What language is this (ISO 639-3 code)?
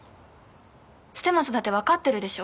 jpn